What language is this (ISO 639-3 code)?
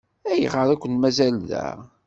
kab